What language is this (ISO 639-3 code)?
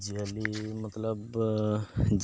sat